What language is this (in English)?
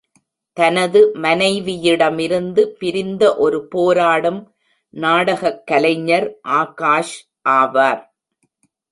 Tamil